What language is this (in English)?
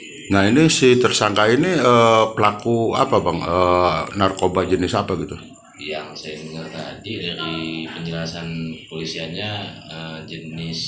Indonesian